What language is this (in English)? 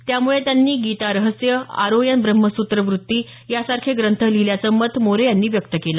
Marathi